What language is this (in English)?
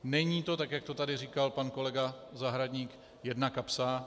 Czech